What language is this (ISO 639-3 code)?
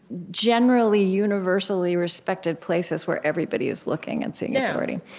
eng